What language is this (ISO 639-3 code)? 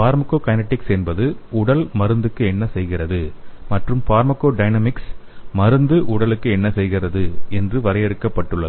tam